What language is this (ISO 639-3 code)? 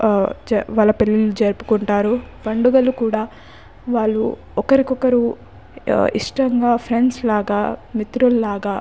tel